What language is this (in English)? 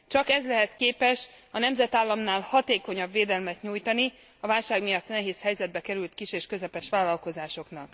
Hungarian